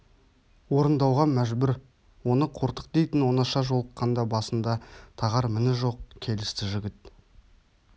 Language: Kazakh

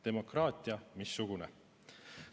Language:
Estonian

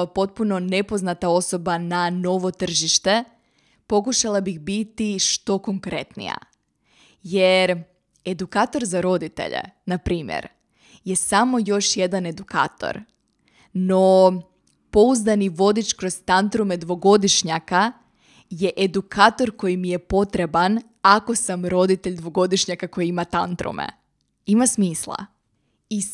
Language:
Croatian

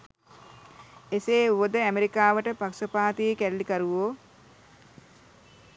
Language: Sinhala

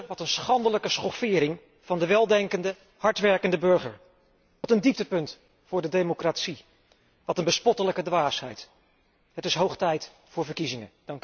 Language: Dutch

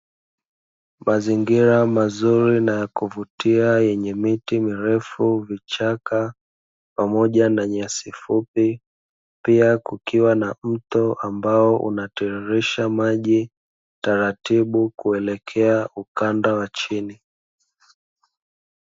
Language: Swahili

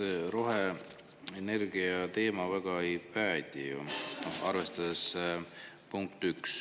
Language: Estonian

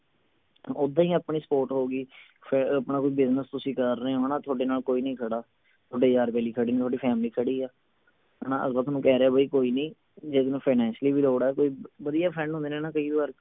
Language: Punjabi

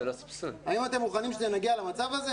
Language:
Hebrew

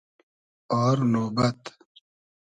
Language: Hazaragi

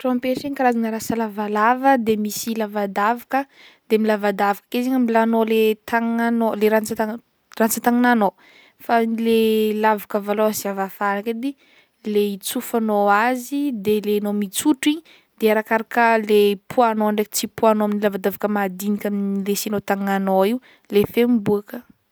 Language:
Northern Betsimisaraka Malagasy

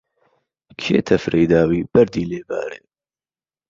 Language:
Central Kurdish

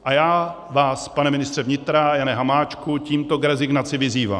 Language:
Czech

